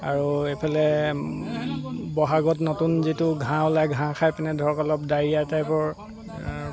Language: Assamese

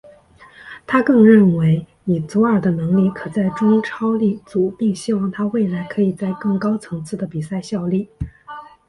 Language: Chinese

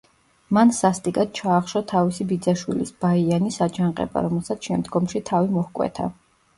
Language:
Georgian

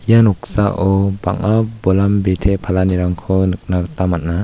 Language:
Garo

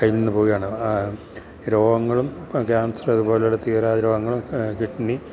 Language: Malayalam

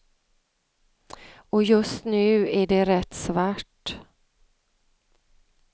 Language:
Swedish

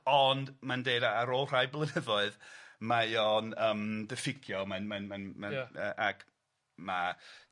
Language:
Welsh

